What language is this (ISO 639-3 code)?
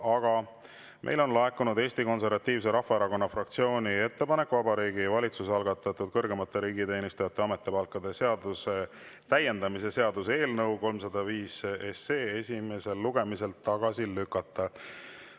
est